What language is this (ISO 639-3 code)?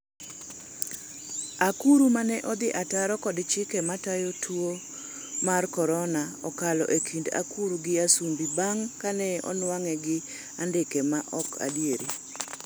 luo